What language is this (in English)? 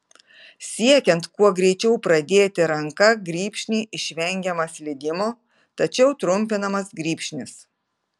Lithuanian